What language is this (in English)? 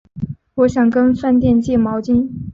Chinese